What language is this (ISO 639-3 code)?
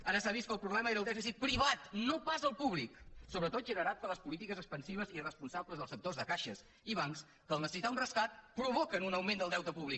cat